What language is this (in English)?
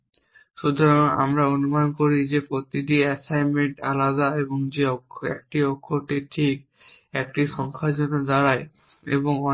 Bangla